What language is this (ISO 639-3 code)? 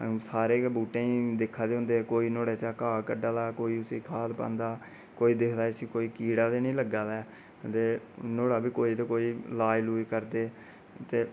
doi